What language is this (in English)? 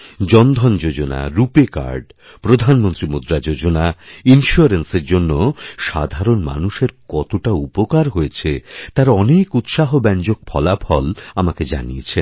Bangla